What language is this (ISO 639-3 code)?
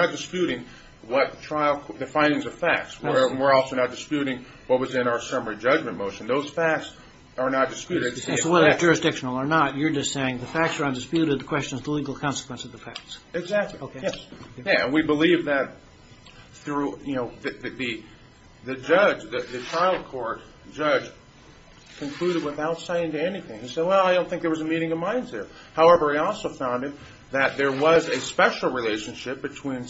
eng